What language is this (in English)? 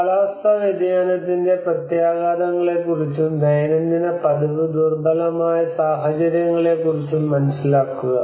Malayalam